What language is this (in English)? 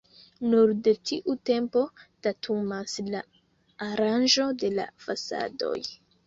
Esperanto